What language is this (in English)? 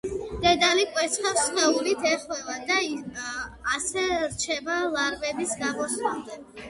Georgian